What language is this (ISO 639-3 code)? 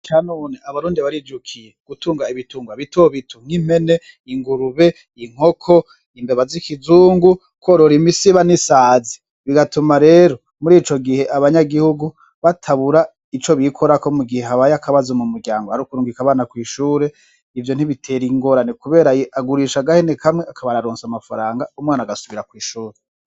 run